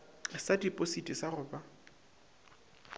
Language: Northern Sotho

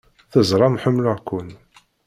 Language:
Kabyle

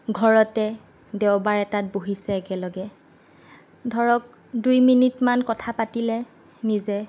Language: Assamese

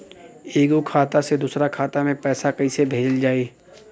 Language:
Bhojpuri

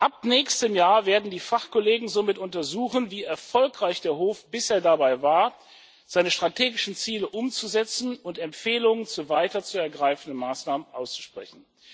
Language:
German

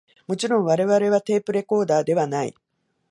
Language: Japanese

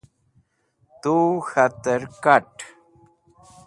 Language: Wakhi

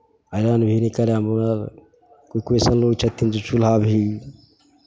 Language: Maithili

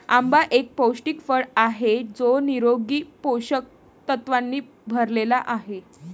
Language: Marathi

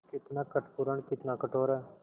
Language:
Hindi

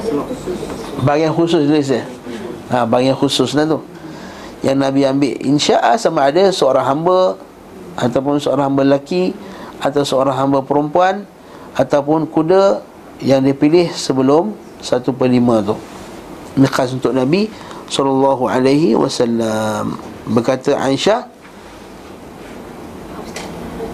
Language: Malay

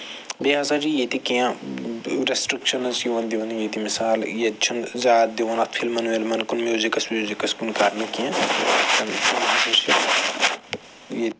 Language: Kashmiri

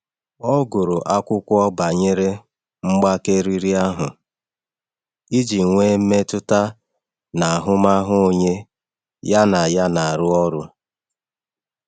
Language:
Igbo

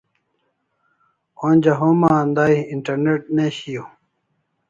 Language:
Kalasha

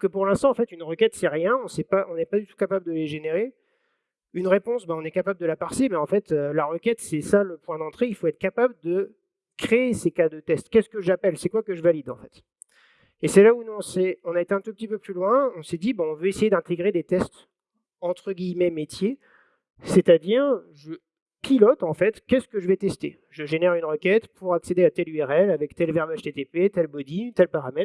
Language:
French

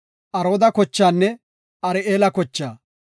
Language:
Gofa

